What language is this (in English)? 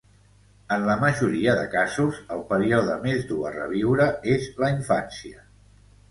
Catalan